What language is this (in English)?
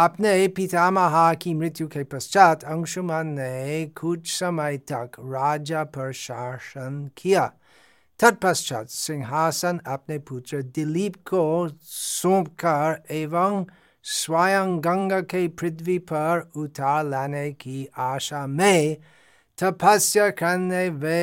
Hindi